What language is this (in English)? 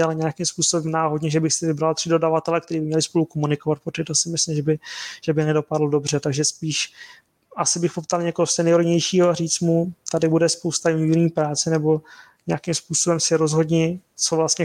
Czech